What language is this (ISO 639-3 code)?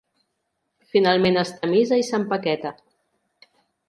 cat